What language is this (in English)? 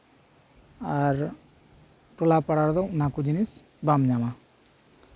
Santali